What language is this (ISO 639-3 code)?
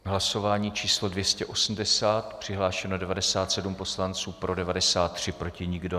ces